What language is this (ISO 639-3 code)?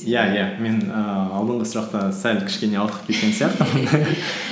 kaz